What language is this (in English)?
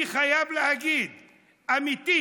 Hebrew